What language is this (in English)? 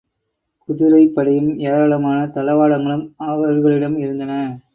Tamil